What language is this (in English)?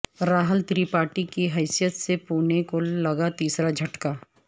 Urdu